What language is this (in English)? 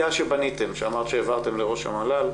Hebrew